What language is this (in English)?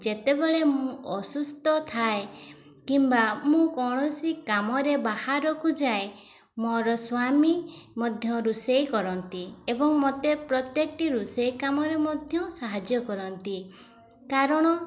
Odia